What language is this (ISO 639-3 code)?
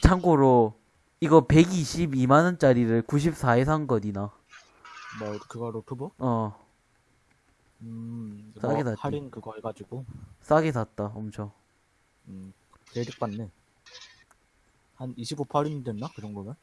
kor